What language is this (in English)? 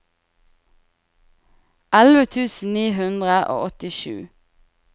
Norwegian